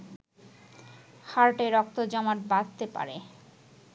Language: Bangla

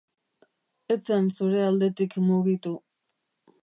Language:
Basque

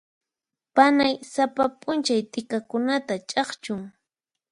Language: Puno Quechua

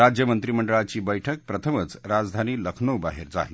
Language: Marathi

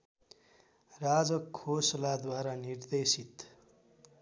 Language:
Nepali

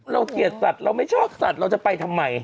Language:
Thai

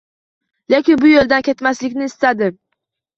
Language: Uzbek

